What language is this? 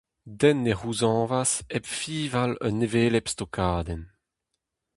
Breton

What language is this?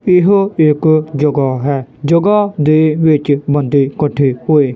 Punjabi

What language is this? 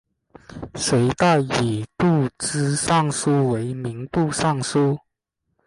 Chinese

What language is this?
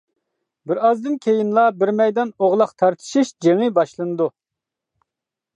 Uyghur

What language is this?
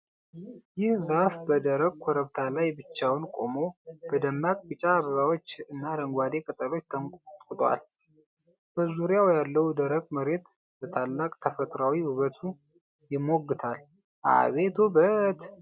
Amharic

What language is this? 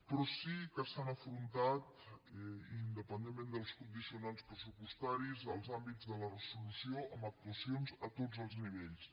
Catalan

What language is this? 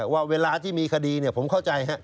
Thai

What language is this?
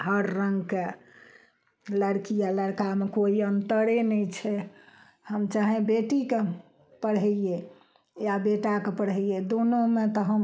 Maithili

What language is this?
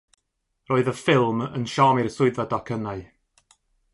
Welsh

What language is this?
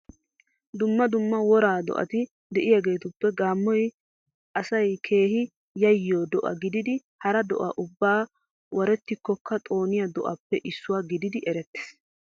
Wolaytta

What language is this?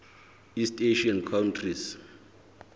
Southern Sotho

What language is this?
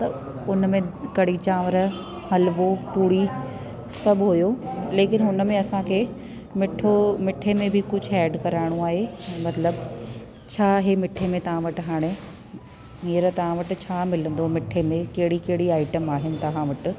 Sindhi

